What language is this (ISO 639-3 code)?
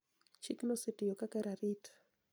luo